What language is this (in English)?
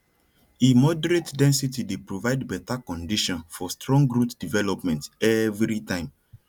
Nigerian Pidgin